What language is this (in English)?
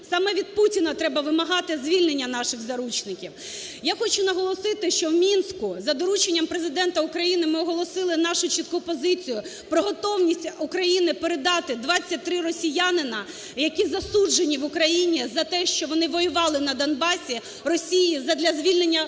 Ukrainian